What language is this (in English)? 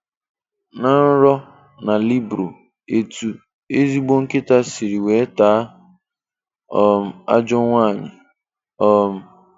Igbo